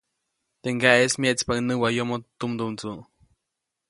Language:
Copainalá Zoque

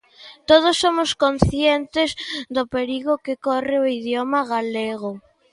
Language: Galician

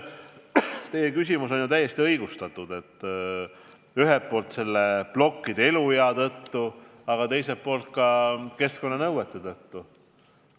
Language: Estonian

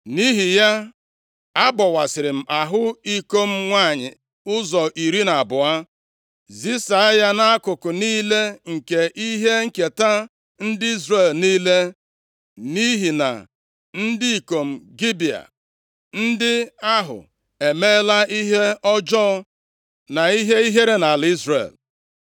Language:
Igbo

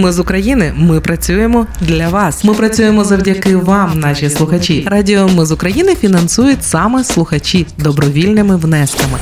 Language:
Ukrainian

